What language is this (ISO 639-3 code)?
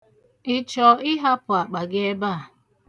ibo